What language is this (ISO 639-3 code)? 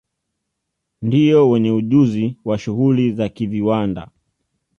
swa